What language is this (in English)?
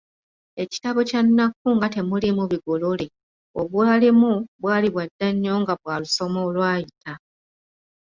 Ganda